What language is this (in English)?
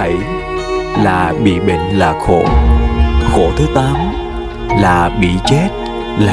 Vietnamese